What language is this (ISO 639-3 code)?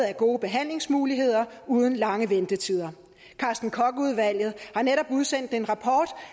dan